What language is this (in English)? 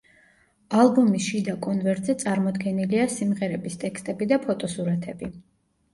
Georgian